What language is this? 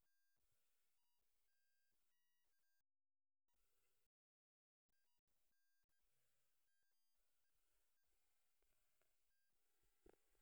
Masai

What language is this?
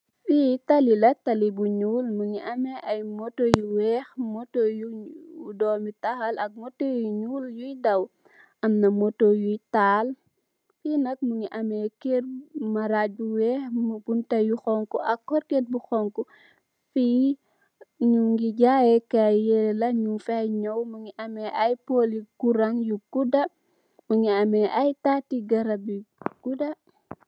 Wolof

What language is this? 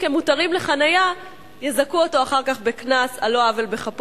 Hebrew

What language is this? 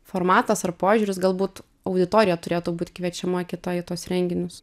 Lithuanian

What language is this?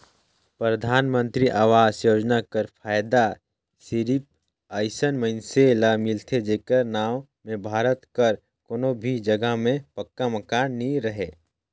Chhattisgarhi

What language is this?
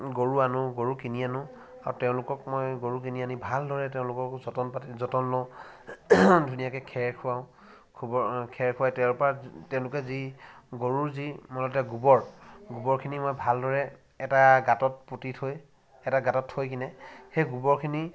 Assamese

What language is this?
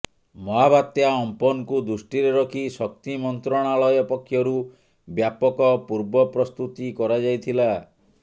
Odia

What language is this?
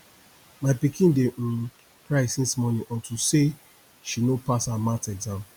Nigerian Pidgin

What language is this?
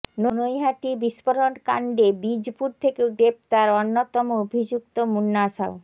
Bangla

